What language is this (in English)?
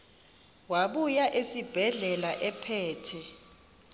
Xhosa